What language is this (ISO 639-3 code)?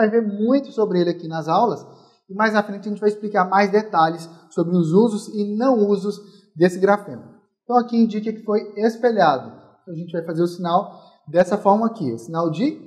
por